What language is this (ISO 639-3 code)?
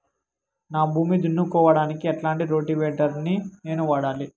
tel